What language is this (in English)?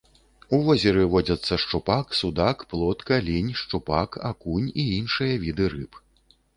Belarusian